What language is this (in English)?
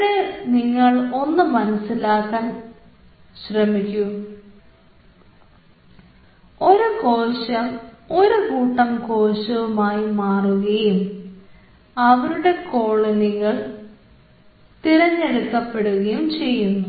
Malayalam